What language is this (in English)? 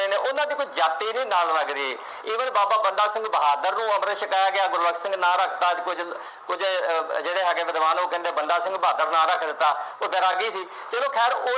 Punjabi